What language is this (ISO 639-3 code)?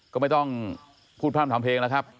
tha